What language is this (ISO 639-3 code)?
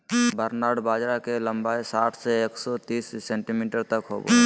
mag